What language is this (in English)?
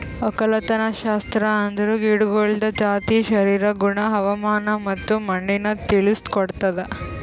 Kannada